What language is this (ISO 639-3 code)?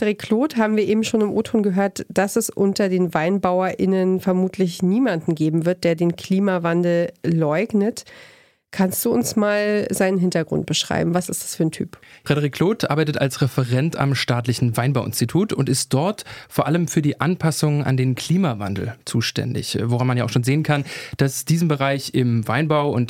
deu